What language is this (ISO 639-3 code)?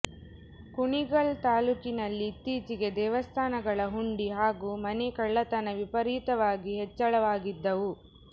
kan